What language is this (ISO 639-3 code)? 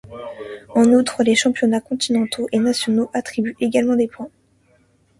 fra